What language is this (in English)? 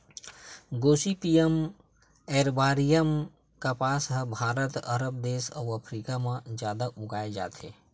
Chhattisgarhi